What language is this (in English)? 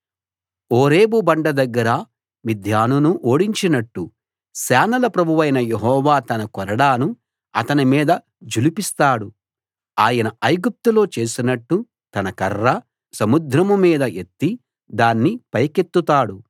Telugu